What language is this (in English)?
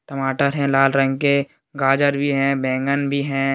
Hindi